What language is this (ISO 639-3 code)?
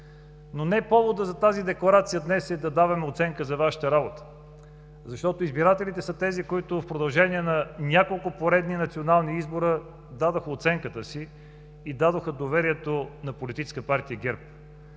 bul